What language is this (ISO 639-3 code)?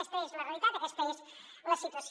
cat